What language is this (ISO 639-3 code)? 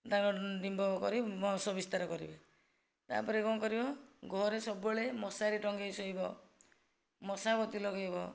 ori